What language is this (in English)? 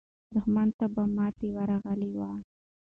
Pashto